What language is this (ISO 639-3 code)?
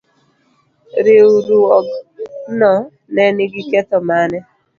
luo